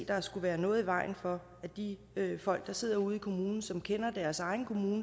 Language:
Danish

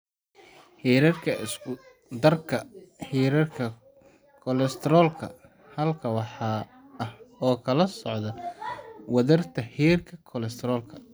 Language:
Somali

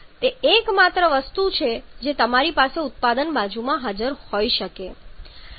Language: Gujarati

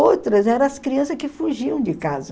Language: Portuguese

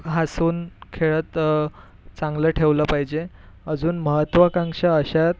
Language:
Marathi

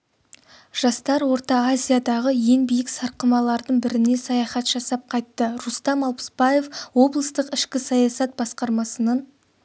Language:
Kazakh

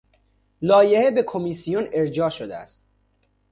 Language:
Persian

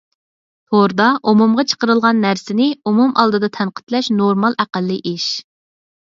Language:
Uyghur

